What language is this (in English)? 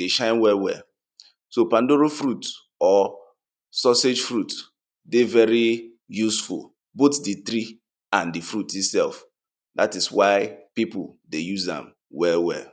Nigerian Pidgin